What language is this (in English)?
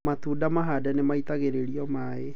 Kikuyu